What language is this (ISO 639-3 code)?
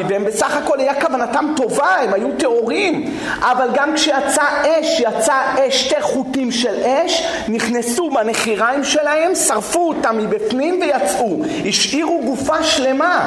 heb